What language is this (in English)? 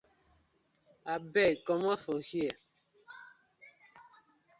Nigerian Pidgin